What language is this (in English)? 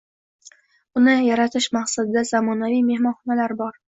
Uzbek